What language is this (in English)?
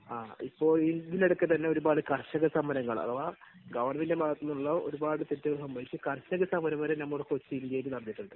Malayalam